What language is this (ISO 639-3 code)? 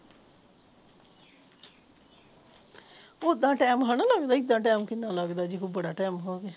pan